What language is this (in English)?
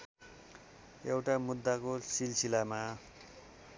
Nepali